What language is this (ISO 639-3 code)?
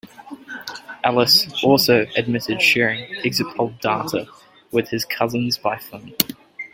eng